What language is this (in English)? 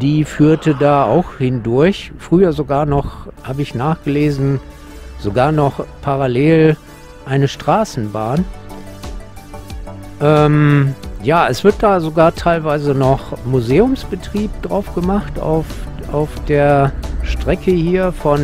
German